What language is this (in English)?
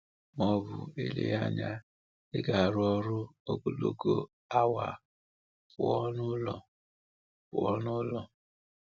Igbo